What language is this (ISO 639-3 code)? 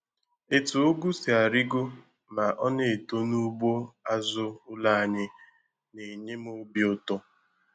ibo